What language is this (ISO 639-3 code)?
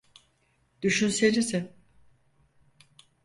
tur